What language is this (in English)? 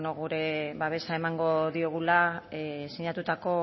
Basque